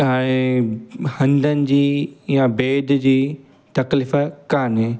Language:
Sindhi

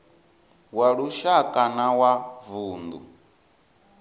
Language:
Venda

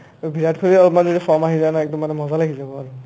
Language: Assamese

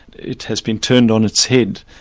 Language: English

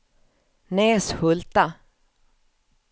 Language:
Swedish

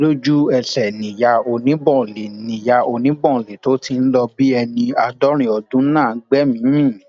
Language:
Yoruba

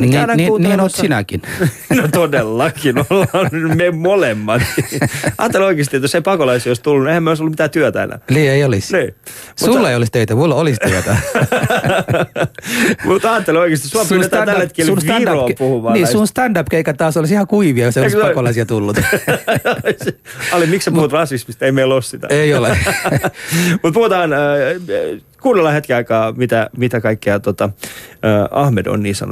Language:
Finnish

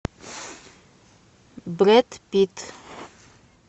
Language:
Russian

